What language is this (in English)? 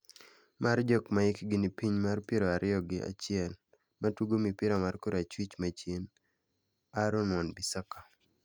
Luo (Kenya and Tanzania)